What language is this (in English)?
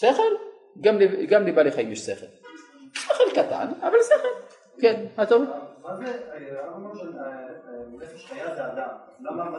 Hebrew